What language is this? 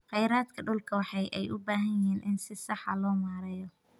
Somali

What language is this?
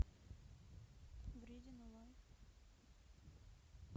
Russian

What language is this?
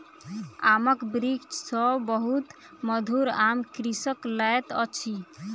Maithili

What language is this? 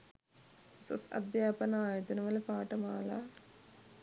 Sinhala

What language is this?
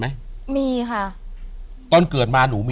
Thai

